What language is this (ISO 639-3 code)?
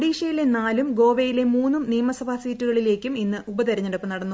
mal